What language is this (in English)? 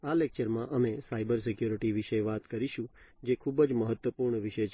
Gujarati